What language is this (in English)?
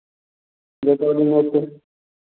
Maithili